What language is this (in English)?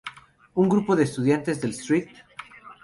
Spanish